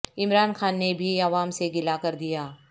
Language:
Urdu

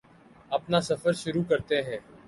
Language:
Urdu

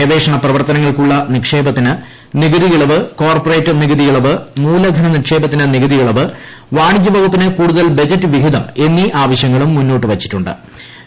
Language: Malayalam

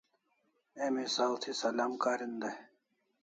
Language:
Kalasha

